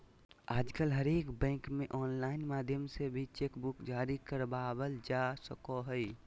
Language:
Magahi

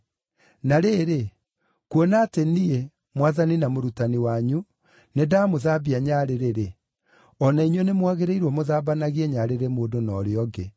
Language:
Kikuyu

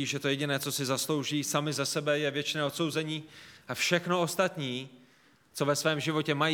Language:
Czech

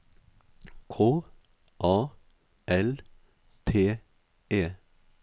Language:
Norwegian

